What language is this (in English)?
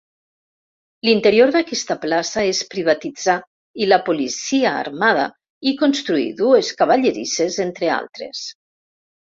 Catalan